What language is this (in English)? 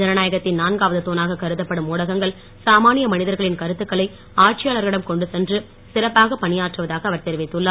Tamil